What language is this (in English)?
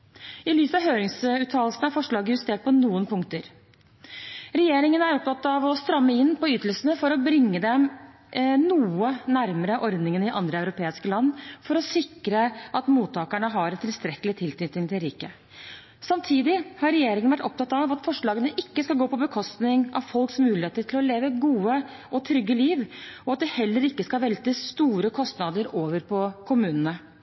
Norwegian Bokmål